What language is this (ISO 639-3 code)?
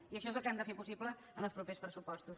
cat